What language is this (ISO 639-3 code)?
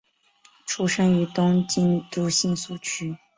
zho